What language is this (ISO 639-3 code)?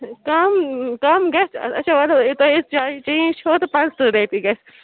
kas